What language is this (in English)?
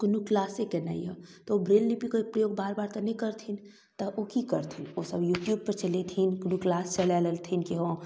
Maithili